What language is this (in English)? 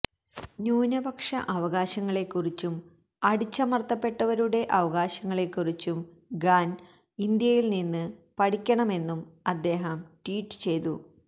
Malayalam